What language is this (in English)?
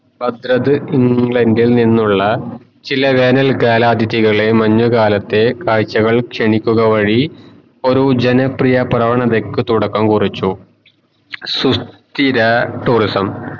Malayalam